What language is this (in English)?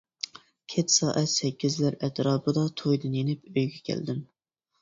Uyghur